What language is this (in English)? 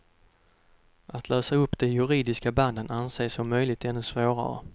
Swedish